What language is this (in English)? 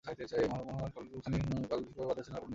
Bangla